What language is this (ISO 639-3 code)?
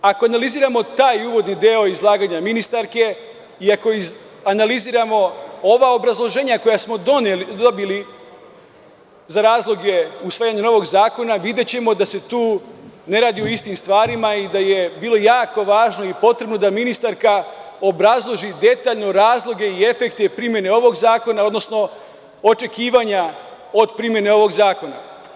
srp